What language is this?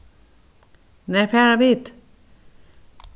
Faroese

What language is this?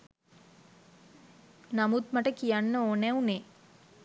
Sinhala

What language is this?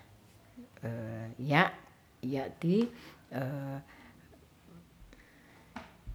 Ratahan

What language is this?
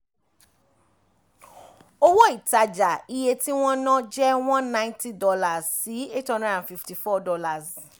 Yoruba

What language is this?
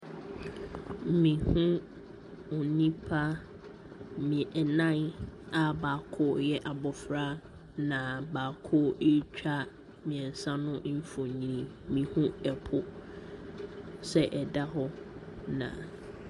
Akan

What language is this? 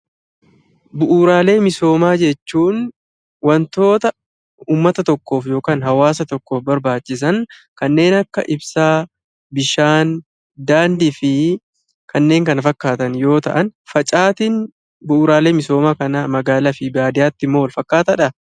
Oromo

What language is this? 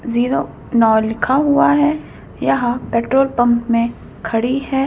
Hindi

